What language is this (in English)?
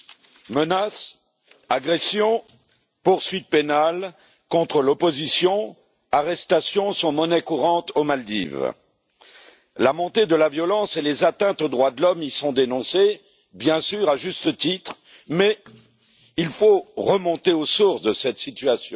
French